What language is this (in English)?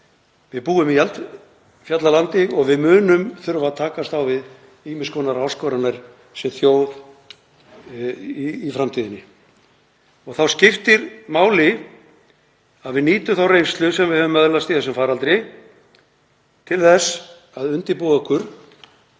Icelandic